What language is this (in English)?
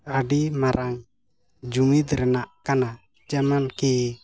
Santali